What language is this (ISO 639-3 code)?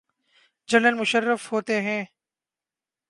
urd